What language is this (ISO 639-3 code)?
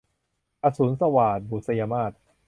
tha